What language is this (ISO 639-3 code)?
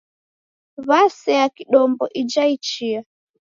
dav